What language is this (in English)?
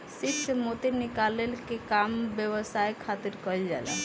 Bhojpuri